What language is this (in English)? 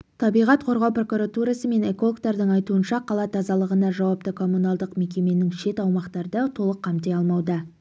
Kazakh